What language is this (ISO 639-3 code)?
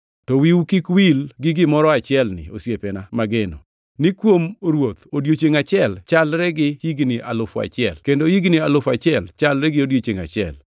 luo